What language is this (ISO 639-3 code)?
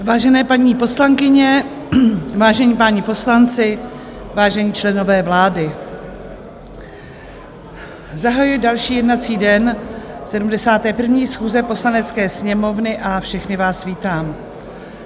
ces